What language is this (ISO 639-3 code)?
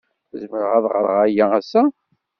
kab